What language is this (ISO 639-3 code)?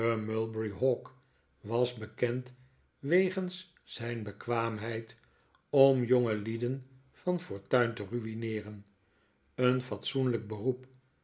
nld